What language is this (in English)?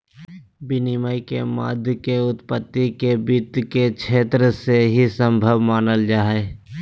Magahi